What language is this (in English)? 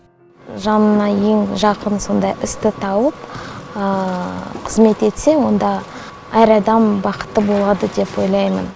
Kazakh